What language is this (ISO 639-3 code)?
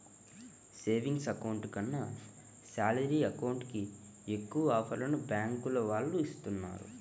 tel